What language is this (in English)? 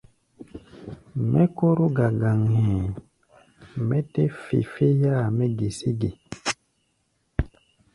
Gbaya